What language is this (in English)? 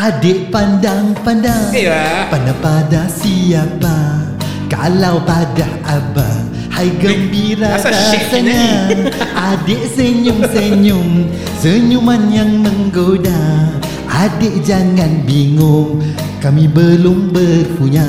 Malay